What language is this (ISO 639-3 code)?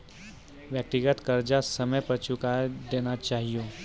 mai